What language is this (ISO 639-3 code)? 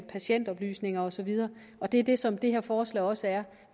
dan